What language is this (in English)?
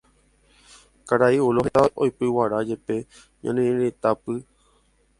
Guarani